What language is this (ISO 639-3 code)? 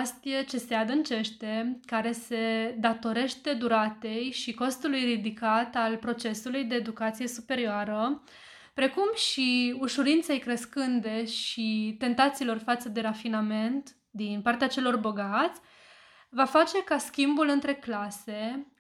ron